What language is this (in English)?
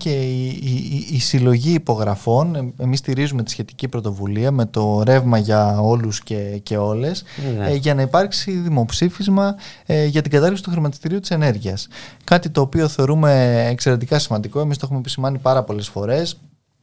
Greek